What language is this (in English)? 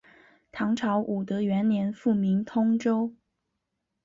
Chinese